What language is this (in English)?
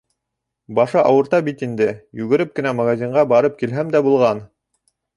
Bashkir